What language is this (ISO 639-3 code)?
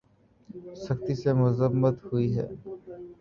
urd